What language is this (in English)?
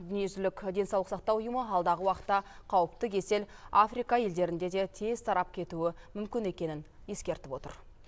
Kazakh